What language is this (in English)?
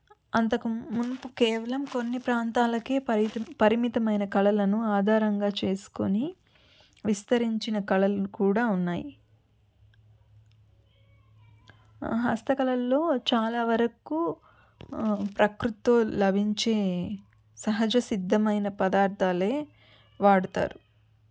Telugu